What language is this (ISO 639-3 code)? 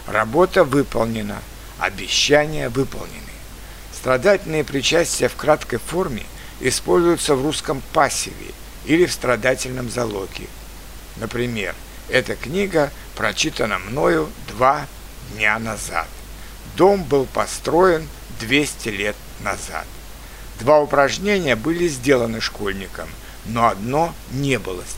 rus